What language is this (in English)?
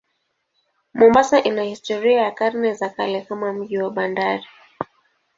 Swahili